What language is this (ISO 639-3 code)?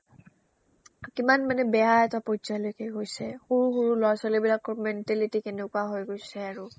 asm